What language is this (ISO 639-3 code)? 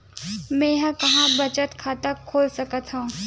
hne